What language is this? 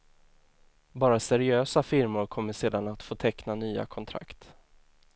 Swedish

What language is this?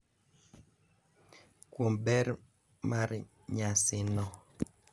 Luo (Kenya and Tanzania)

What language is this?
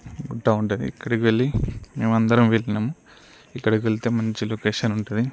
Telugu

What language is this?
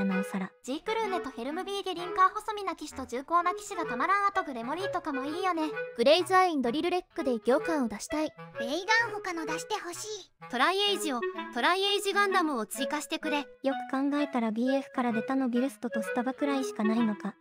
Japanese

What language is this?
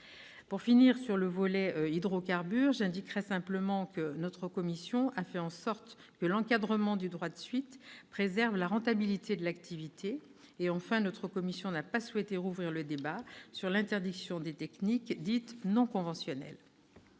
French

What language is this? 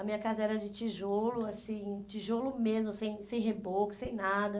Portuguese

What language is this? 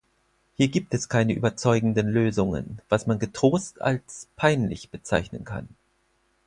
German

